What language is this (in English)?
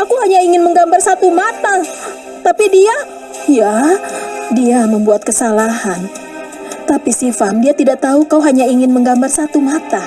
Indonesian